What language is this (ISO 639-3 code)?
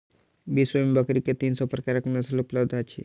mai